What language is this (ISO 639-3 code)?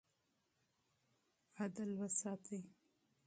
pus